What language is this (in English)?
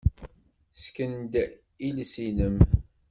Kabyle